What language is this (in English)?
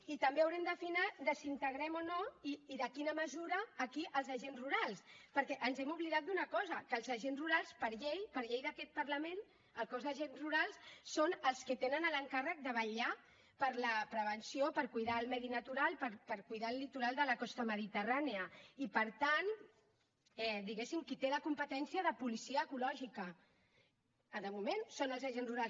Catalan